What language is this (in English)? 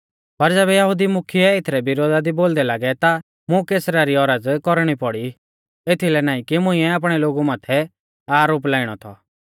Mahasu Pahari